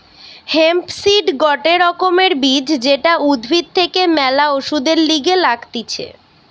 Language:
Bangla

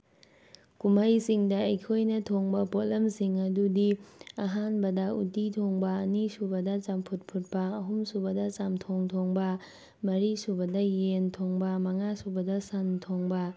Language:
Manipuri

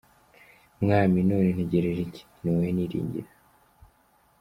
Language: Kinyarwanda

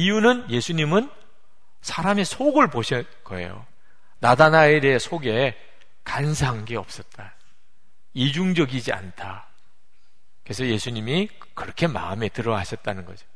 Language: Korean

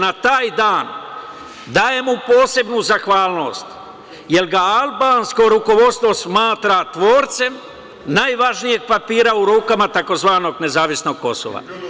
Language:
Serbian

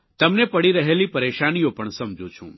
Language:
Gujarati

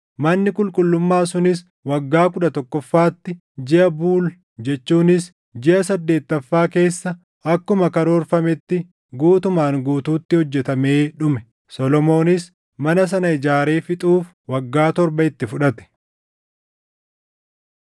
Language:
Oromo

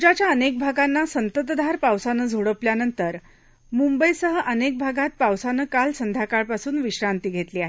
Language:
Marathi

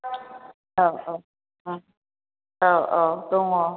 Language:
Bodo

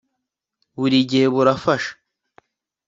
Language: Kinyarwanda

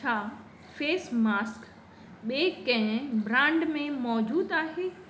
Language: Sindhi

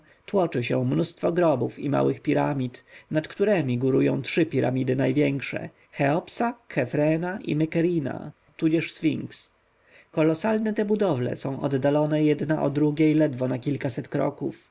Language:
Polish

